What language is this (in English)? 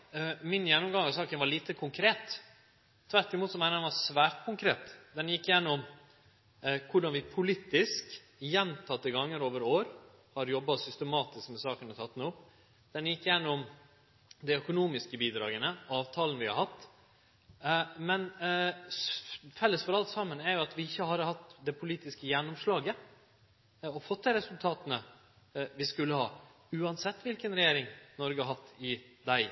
Norwegian Nynorsk